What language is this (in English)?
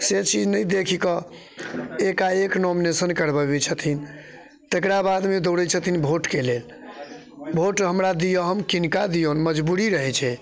Maithili